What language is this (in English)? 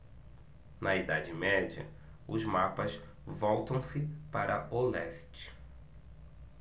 Portuguese